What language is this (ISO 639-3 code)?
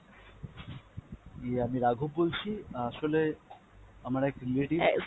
ben